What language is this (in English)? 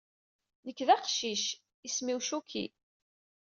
Kabyle